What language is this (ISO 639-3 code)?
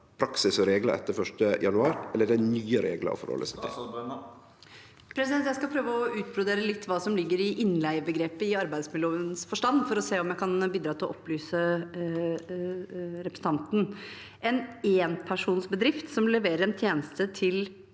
nor